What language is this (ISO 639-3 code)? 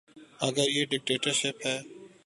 urd